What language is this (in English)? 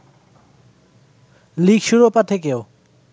Bangla